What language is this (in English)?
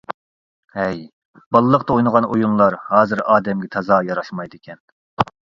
Uyghur